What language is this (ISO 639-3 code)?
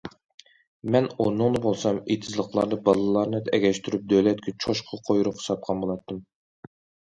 uig